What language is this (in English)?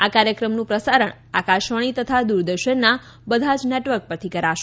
Gujarati